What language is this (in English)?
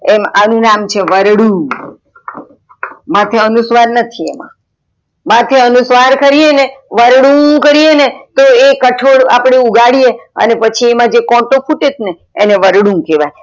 Gujarati